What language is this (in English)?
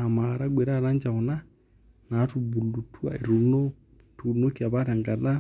Masai